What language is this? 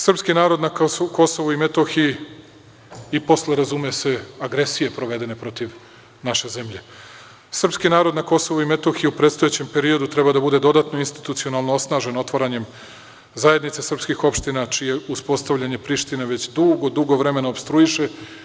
Serbian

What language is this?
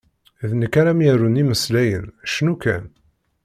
Kabyle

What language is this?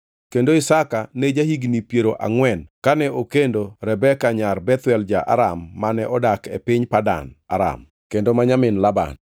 Luo (Kenya and Tanzania)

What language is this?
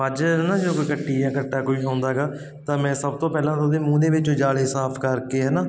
Punjabi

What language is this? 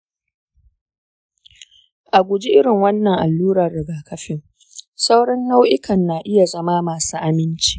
Hausa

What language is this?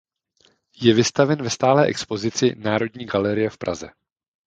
Czech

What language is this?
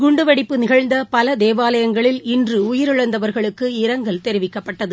Tamil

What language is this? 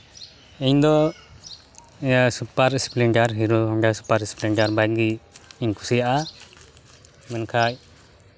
Santali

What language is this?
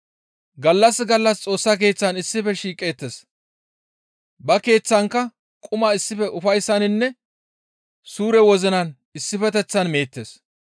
Gamo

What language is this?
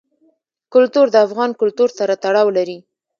Pashto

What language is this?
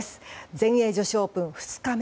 Japanese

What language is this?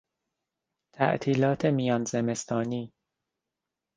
Persian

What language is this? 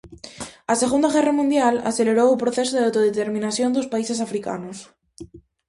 Galician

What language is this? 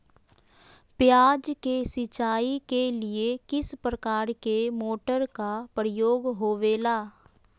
Magahi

